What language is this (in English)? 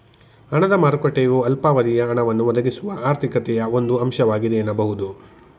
Kannada